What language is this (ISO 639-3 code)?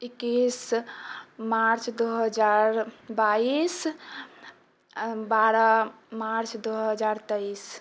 mai